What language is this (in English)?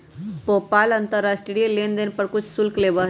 Magahi